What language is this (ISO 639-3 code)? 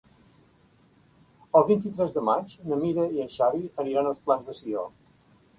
cat